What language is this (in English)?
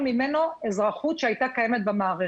Hebrew